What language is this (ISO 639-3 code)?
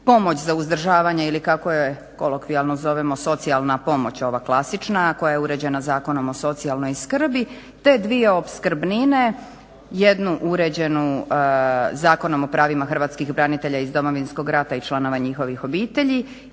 hrv